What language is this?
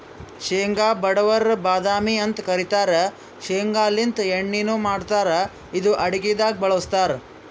Kannada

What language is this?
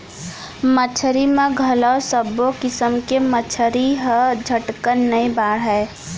Chhattisgarhi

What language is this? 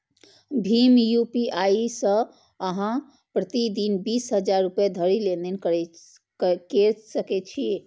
Maithili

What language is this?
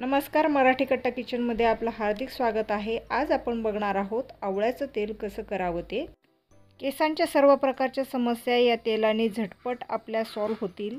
Hindi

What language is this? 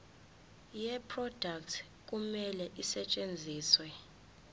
Zulu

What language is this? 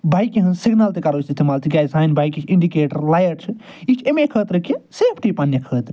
Kashmiri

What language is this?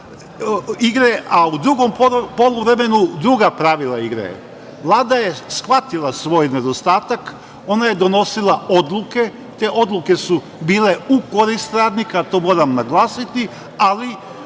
Serbian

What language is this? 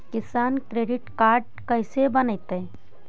Magahi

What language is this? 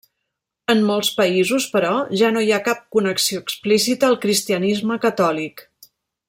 Catalan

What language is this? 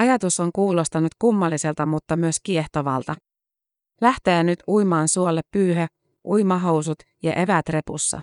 Finnish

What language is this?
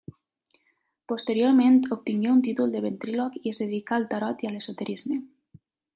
Catalan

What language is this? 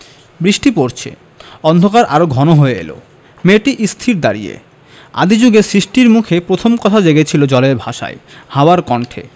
Bangla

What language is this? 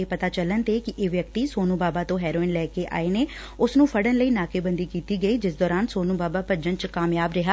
Punjabi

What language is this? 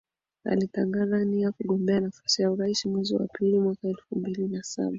Swahili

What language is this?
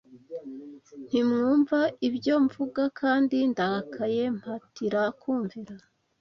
Kinyarwanda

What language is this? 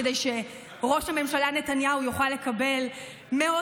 Hebrew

